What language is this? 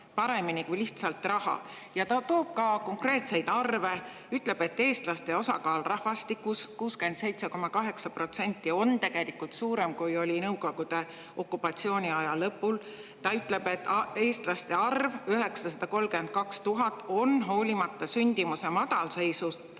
Estonian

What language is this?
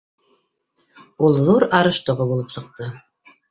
Bashkir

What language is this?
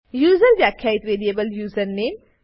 Gujarati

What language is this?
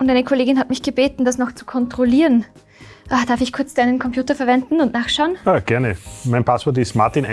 German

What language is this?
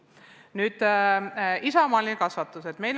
Estonian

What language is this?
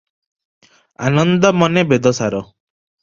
Odia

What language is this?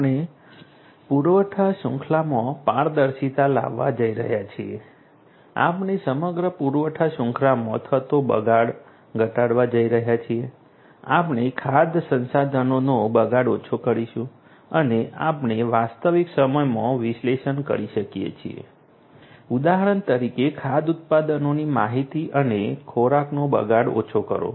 Gujarati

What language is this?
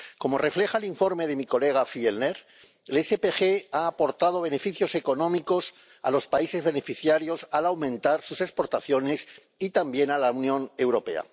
Spanish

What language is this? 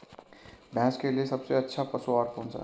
Hindi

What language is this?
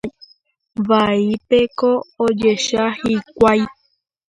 Guarani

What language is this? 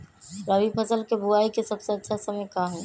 Magahi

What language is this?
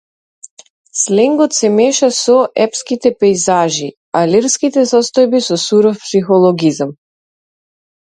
Macedonian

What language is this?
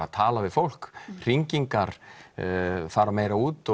Icelandic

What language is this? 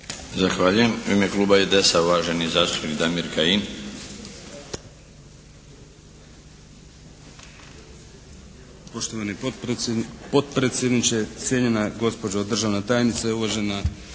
Croatian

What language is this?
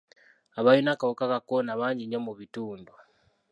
Ganda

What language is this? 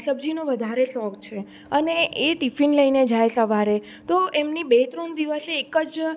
Gujarati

